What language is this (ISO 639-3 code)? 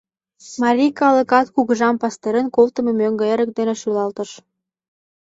chm